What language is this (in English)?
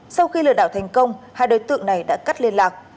Vietnamese